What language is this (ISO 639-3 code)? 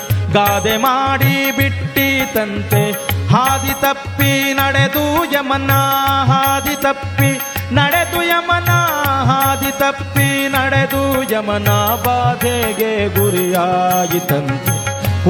kan